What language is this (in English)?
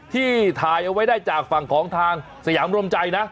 Thai